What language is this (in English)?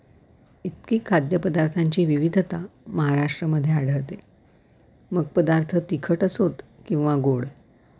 Marathi